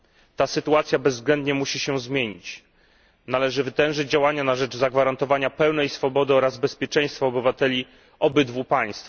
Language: Polish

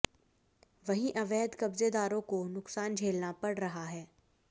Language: Hindi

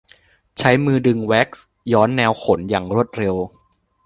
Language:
Thai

